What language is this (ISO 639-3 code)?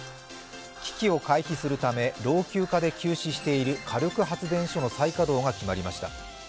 jpn